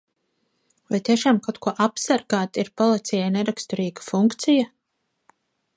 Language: Latvian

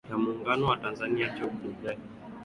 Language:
Swahili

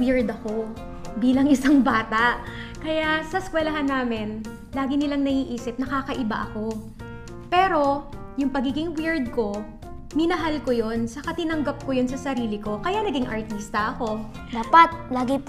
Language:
Filipino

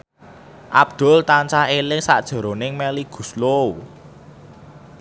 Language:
Javanese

